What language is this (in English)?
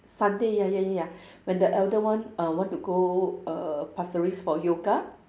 English